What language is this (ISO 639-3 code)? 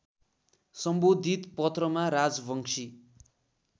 nep